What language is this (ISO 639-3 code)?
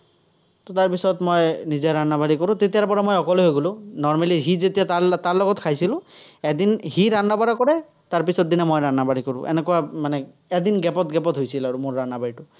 asm